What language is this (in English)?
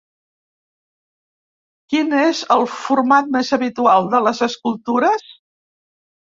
Catalan